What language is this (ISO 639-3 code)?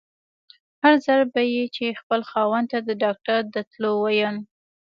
pus